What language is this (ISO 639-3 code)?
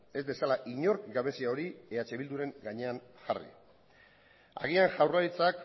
eus